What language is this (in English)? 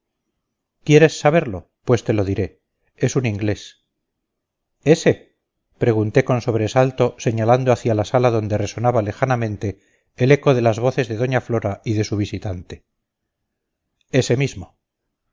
Spanish